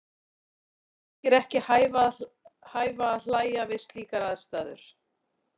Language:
Icelandic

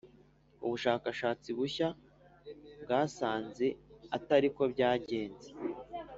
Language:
Kinyarwanda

